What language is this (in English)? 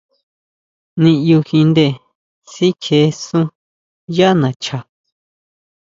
Huautla Mazatec